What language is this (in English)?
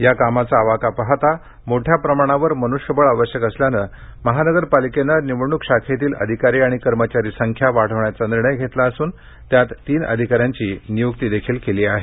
Marathi